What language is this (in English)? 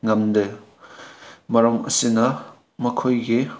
Manipuri